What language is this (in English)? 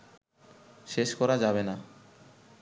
Bangla